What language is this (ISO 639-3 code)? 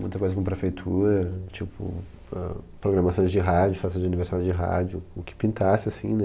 por